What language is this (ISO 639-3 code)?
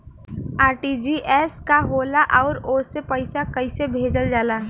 bho